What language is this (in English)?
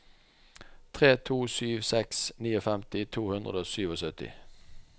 Norwegian